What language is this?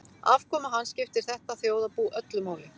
Icelandic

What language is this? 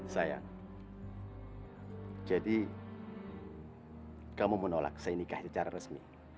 Indonesian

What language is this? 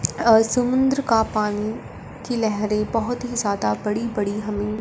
Hindi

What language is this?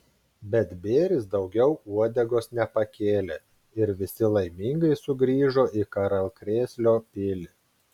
Lithuanian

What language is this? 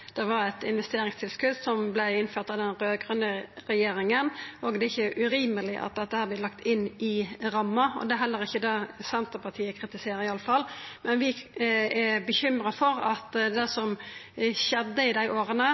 Norwegian Nynorsk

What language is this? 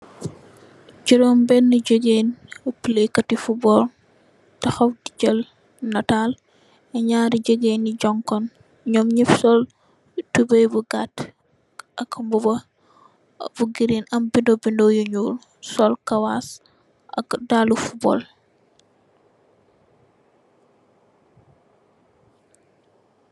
Wolof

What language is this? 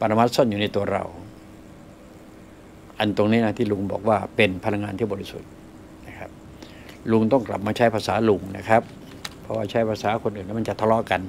Thai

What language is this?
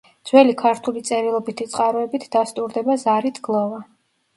Georgian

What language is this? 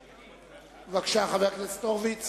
Hebrew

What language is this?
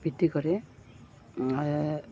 Assamese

